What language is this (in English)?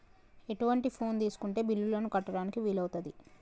Telugu